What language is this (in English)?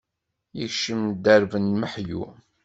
Kabyle